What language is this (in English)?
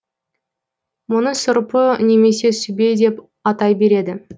Kazakh